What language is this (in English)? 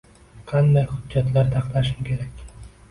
Uzbek